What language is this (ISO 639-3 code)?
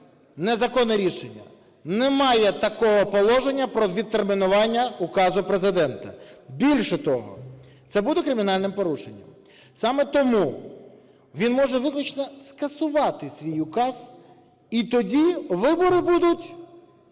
ukr